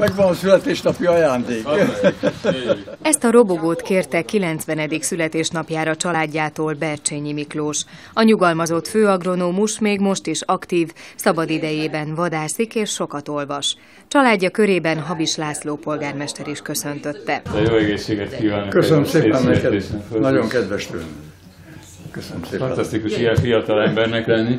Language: Hungarian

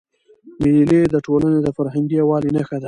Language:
Pashto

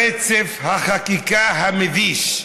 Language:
Hebrew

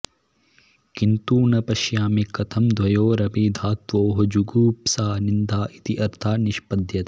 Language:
Sanskrit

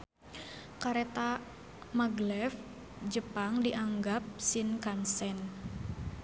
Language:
Sundanese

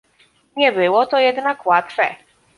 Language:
Polish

